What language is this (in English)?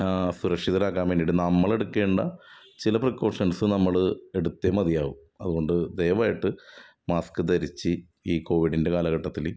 Malayalam